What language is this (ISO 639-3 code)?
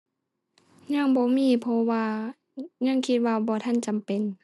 tha